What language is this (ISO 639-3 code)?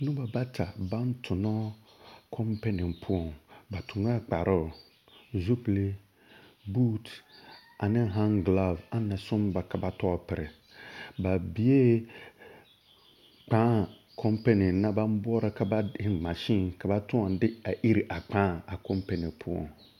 dga